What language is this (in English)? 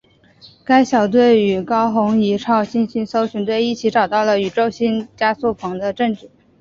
Chinese